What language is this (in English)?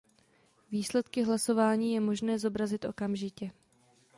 Czech